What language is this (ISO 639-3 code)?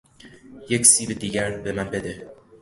fas